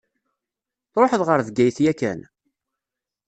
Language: Kabyle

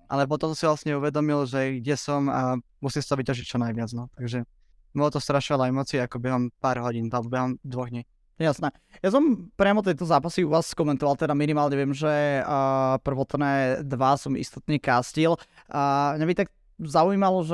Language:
Slovak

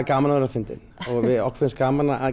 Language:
Icelandic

